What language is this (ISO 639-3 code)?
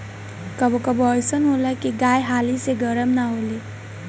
bho